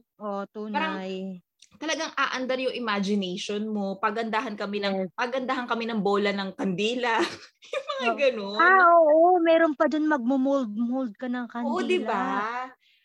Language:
Filipino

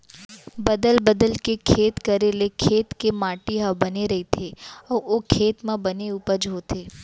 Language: Chhattisgarhi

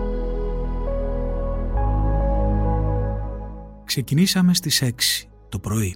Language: Greek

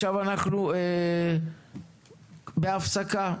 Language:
Hebrew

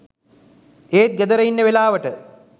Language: Sinhala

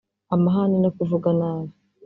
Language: Kinyarwanda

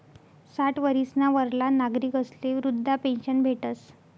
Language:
Marathi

